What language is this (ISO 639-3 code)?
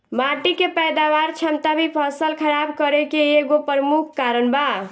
bho